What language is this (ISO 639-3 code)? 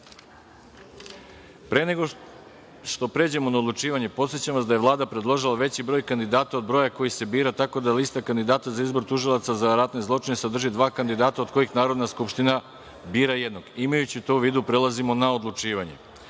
srp